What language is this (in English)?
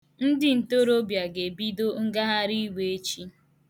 Igbo